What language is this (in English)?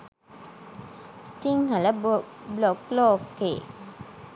Sinhala